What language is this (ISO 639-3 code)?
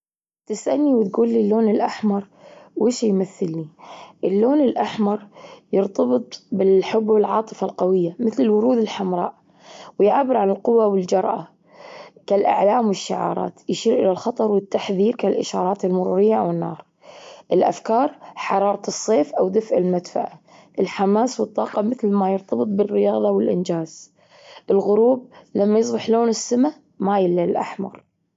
afb